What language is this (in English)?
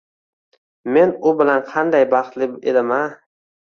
Uzbek